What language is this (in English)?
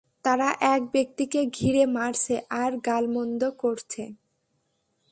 Bangla